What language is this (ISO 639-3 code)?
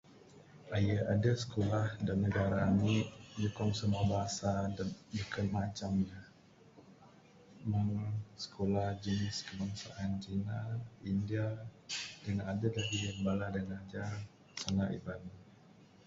sdo